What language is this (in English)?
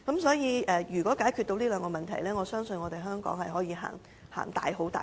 Cantonese